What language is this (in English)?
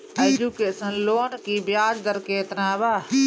Bhojpuri